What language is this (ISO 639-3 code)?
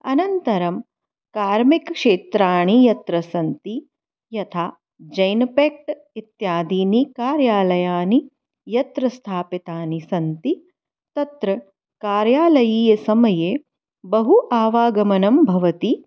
san